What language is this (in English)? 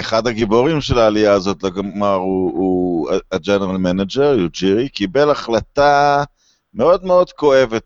Hebrew